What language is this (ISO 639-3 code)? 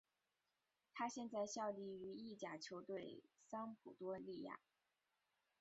zho